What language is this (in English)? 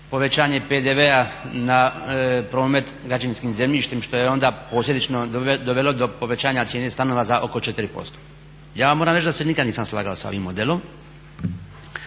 Croatian